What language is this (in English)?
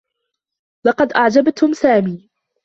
Arabic